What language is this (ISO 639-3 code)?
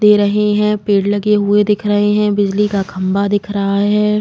hin